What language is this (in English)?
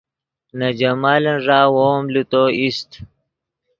Yidgha